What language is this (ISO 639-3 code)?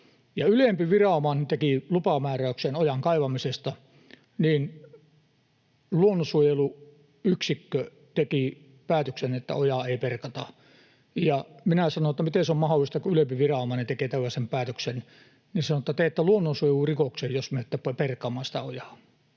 fin